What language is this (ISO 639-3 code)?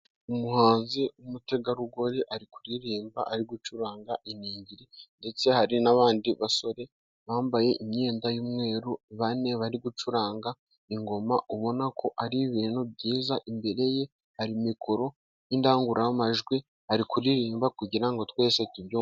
kin